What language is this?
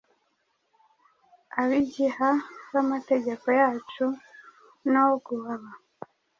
Kinyarwanda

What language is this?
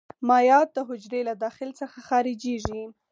Pashto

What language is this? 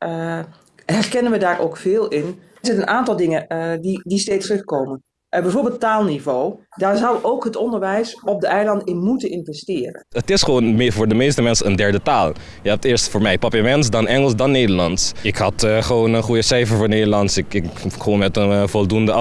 Dutch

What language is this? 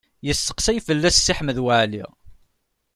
Kabyle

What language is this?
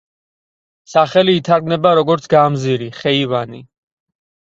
Georgian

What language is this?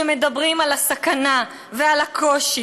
Hebrew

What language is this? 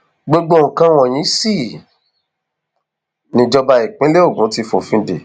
Yoruba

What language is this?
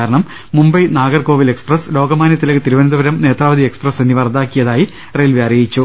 Malayalam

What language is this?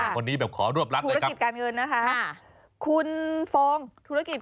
Thai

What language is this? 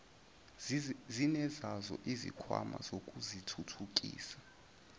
Zulu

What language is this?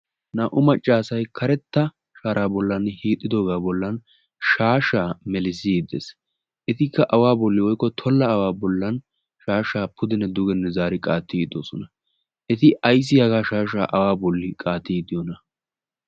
Wolaytta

